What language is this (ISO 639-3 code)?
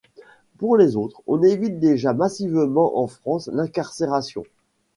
fra